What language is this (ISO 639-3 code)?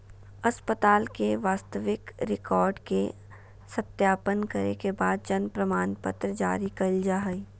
mag